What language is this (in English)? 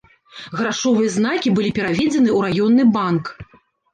Belarusian